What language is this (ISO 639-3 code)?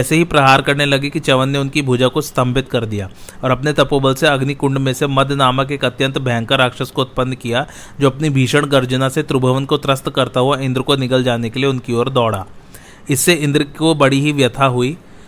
hin